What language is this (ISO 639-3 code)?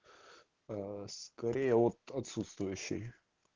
rus